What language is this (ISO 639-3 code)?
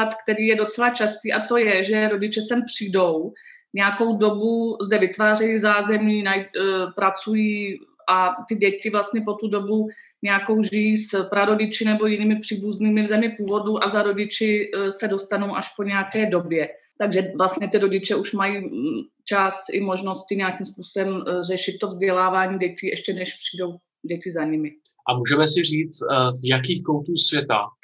ces